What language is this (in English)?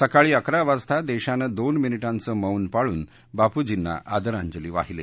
Marathi